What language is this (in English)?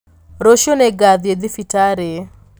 Kikuyu